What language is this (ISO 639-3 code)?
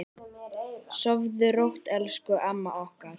isl